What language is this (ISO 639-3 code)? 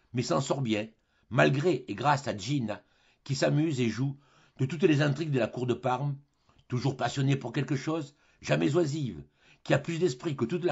fra